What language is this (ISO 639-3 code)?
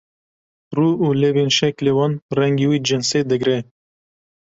kur